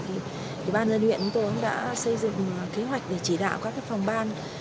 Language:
Vietnamese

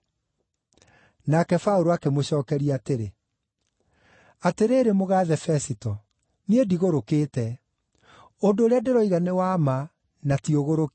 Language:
Kikuyu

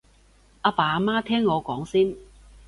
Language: Cantonese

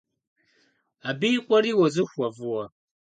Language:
Kabardian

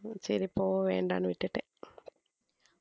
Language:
Tamil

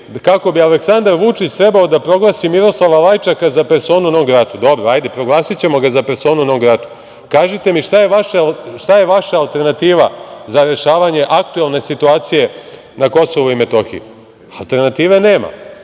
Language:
Serbian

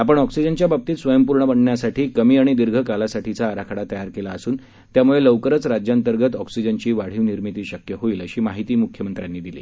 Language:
Marathi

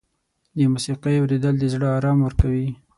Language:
Pashto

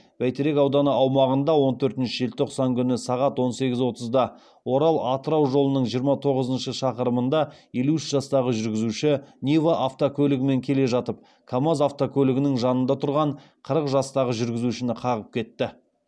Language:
Kazakh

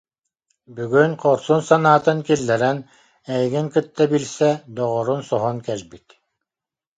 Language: Yakut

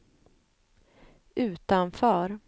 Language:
Swedish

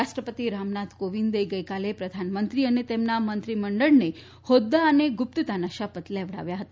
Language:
Gujarati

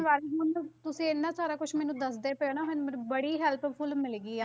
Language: Punjabi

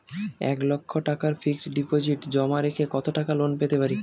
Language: Bangla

